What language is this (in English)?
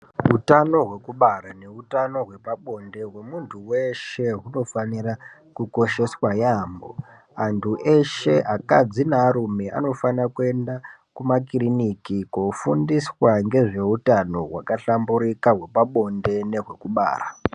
Ndau